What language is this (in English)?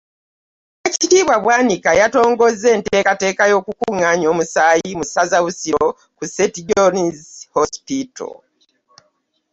Ganda